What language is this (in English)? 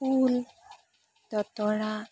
Assamese